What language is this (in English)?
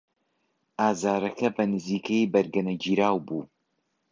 Central Kurdish